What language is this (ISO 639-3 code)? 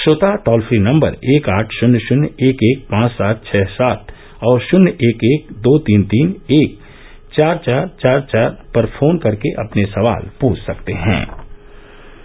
hin